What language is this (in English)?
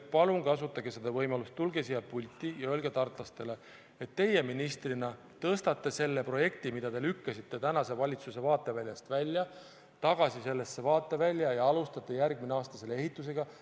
Estonian